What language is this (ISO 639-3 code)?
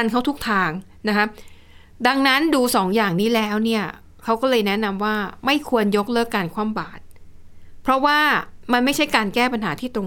tha